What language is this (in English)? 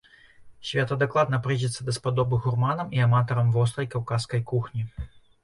Belarusian